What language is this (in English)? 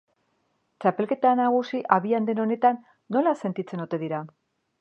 Basque